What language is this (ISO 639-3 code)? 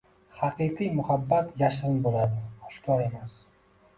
uzb